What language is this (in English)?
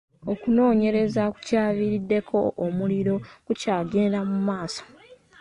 Ganda